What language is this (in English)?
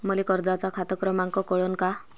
Marathi